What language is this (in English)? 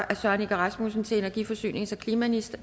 Danish